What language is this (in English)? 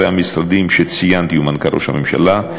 Hebrew